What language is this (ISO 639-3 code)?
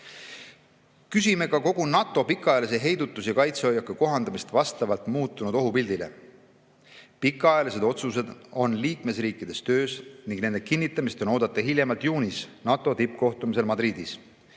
est